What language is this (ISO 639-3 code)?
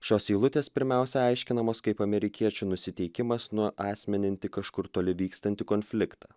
lit